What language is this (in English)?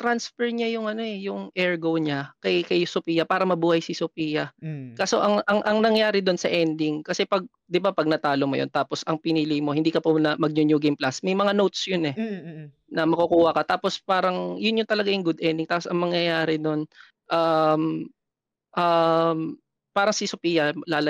Filipino